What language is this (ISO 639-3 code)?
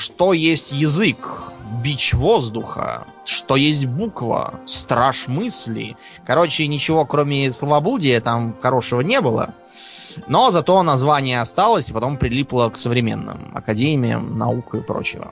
rus